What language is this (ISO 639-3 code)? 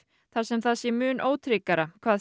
isl